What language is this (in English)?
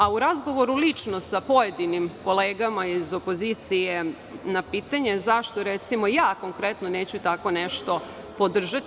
Serbian